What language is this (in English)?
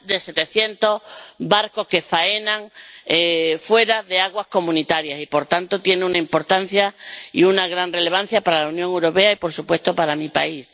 Spanish